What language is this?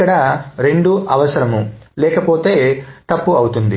Telugu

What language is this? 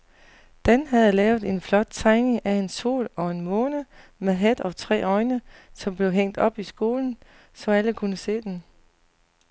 Danish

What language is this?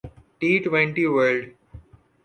Urdu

